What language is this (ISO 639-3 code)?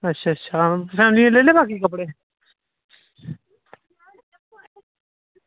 doi